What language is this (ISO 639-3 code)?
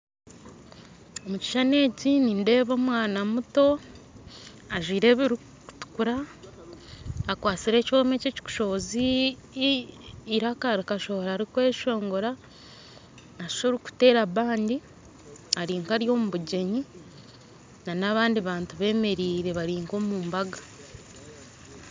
nyn